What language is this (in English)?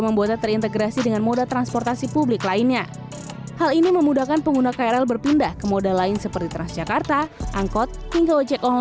Indonesian